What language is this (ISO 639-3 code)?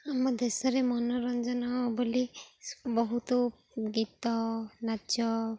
ori